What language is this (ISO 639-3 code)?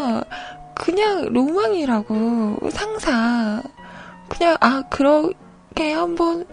kor